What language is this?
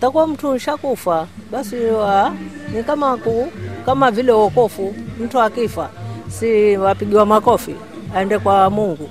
Swahili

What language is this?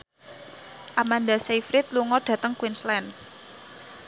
Javanese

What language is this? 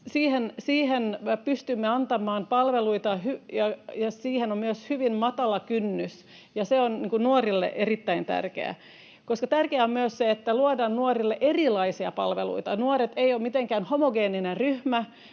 Finnish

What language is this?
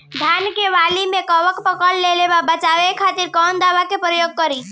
Bhojpuri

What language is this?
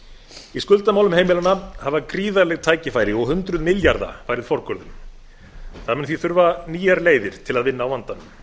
Icelandic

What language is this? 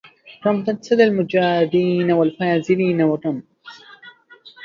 Arabic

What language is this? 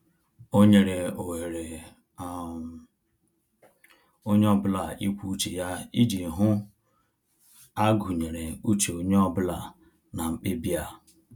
Igbo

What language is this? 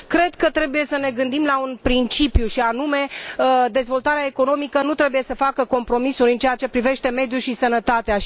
Romanian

